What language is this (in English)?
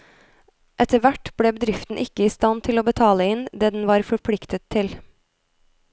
Norwegian